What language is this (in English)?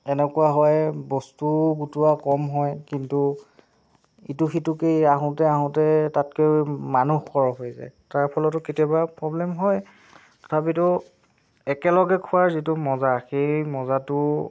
Assamese